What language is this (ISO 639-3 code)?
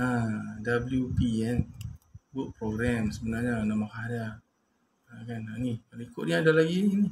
msa